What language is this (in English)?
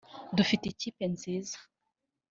Kinyarwanda